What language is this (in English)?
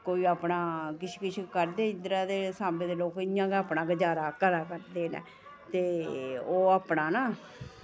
Dogri